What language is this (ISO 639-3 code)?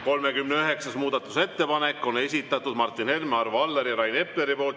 est